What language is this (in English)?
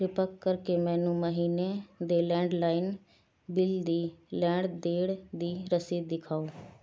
Punjabi